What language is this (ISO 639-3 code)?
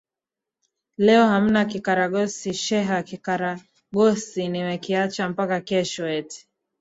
swa